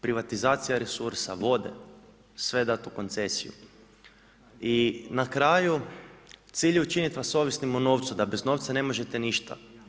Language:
Croatian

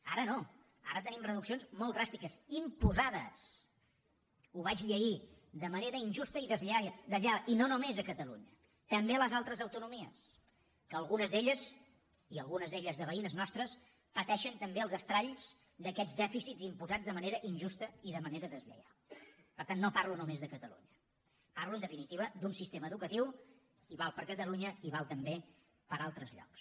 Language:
Catalan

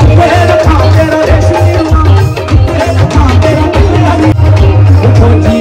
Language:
Arabic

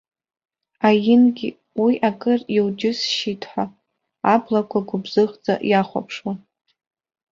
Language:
Abkhazian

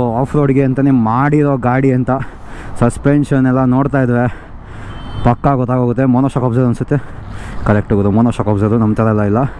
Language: Japanese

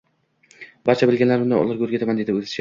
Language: Uzbek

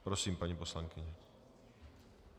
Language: Czech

